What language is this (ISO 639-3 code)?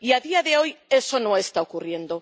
spa